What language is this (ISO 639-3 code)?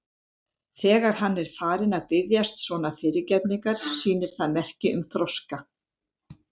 isl